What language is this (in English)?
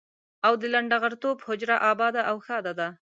Pashto